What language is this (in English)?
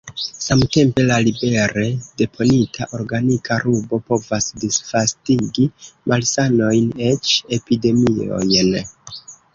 Esperanto